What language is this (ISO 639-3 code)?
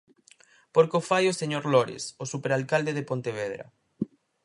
glg